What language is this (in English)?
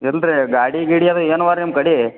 Kannada